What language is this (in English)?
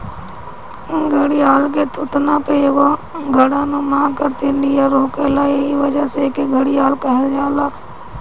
Bhojpuri